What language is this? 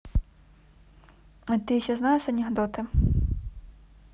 Russian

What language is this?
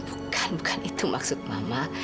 Indonesian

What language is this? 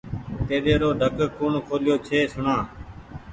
Goaria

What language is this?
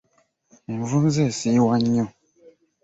Ganda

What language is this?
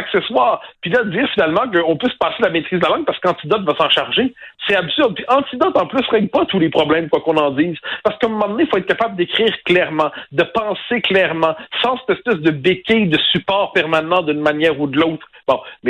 French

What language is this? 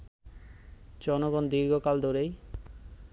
Bangla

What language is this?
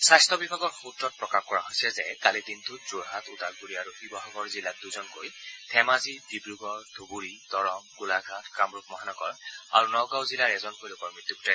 Assamese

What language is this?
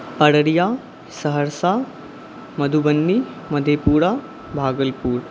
Maithili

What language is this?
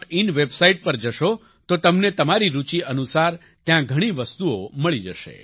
Gujarati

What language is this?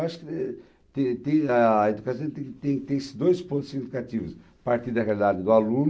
Portuguese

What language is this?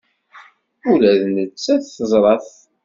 Kabyle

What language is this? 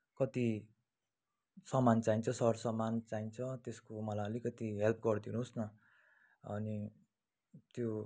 Nepali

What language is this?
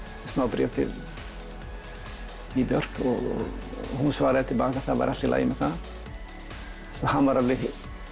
Icelandic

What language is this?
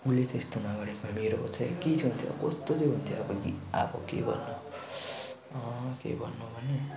Nepali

